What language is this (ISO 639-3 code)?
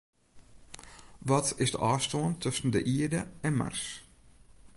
fry